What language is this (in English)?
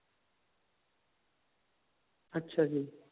Punjabi